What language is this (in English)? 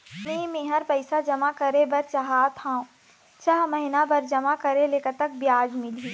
Chhattisgarhi